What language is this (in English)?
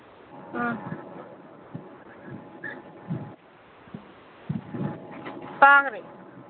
Manipuri